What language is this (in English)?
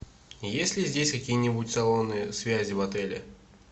Russian